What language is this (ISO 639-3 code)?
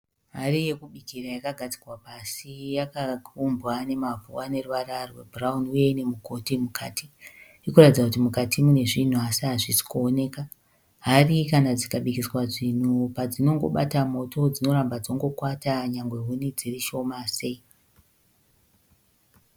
sna